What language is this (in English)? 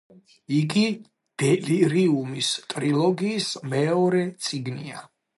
Georgian